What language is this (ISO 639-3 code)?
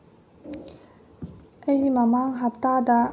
mni